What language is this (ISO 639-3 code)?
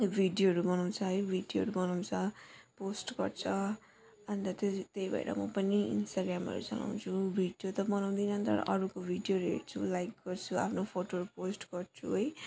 nep